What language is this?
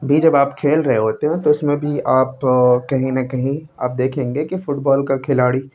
Urdu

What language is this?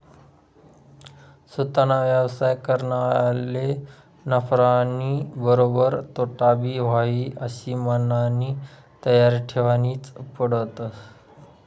Marathi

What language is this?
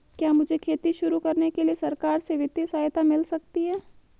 Hindi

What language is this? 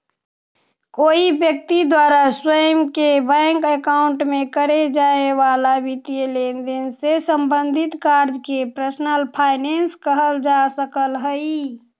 Magahi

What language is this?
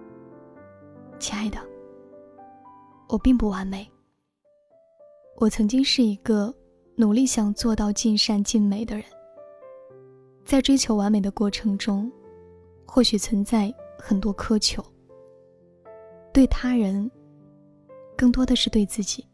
Chinese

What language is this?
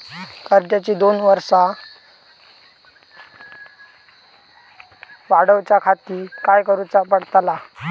Marathi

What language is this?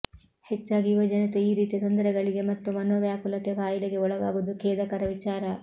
Kannada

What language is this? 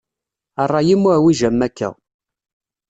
Kabyle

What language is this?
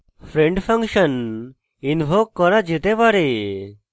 Bangla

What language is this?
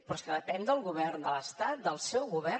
Catalan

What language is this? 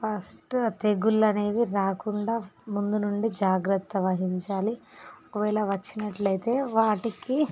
Telugu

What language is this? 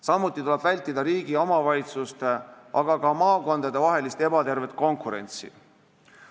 Estonian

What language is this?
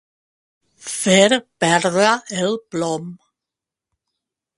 Catalan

